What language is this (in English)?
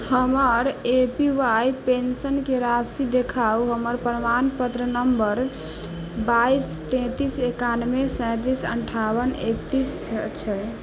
Maithili